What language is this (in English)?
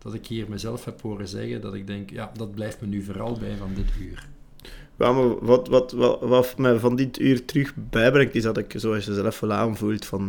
Dutch